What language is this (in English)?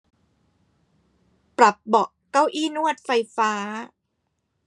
Thai